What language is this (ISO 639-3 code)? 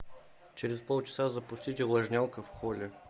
rus